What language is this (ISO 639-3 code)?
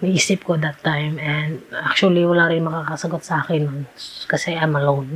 fil